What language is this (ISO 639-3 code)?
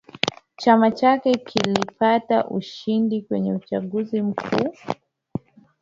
swa